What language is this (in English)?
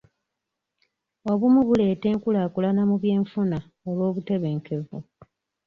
Ganda